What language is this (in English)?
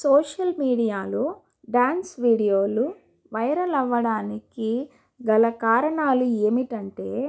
Telugu